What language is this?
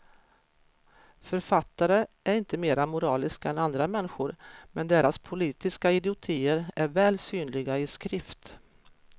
Swedish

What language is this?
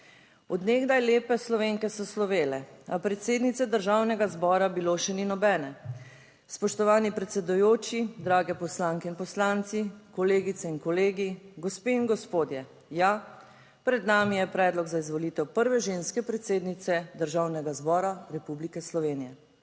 Slovenian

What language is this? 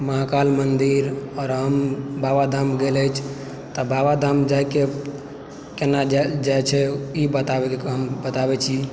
Maithili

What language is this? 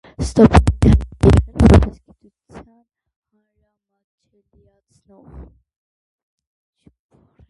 Armenian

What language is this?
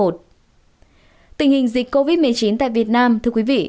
Vietnamese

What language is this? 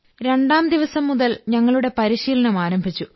Malayalam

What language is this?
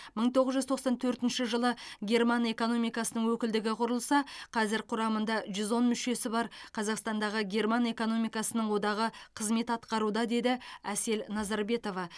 Kazakh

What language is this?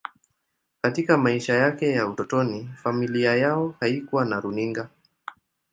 Swahili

